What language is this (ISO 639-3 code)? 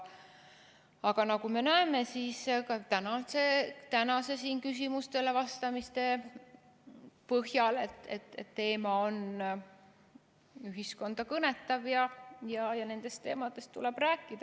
est